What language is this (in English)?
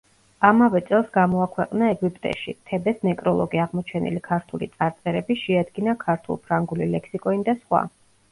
Georgian